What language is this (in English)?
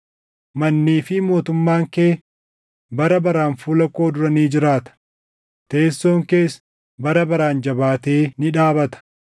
Oromo